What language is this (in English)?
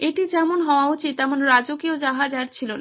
Bangla